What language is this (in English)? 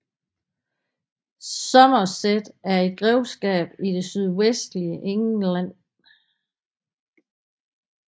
Danish